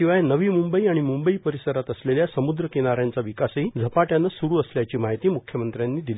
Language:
Marathi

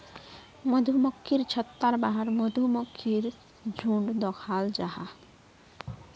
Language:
Magahi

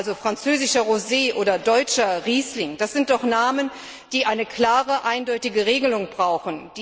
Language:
German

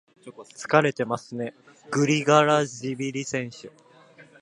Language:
Japanese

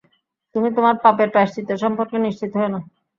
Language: Bangla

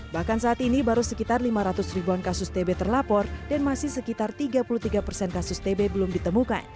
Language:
Indonesian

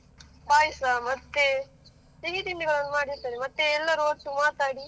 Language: Kannada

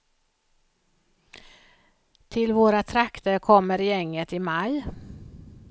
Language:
Swedish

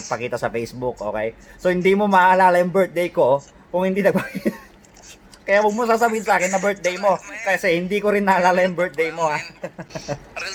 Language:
Filipino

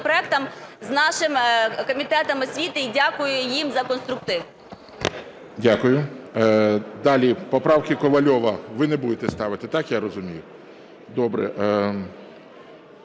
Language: Ukrainian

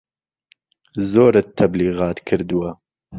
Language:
Central Kurdish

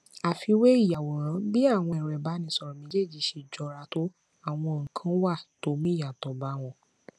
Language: Yoruba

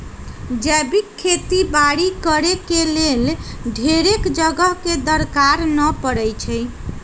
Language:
Magahi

